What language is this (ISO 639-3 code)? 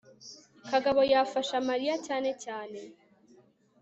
kin